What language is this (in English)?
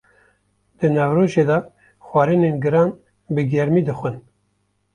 Kurdish